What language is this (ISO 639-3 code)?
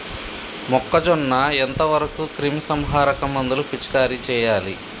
tel